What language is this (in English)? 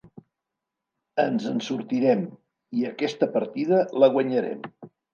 Catalan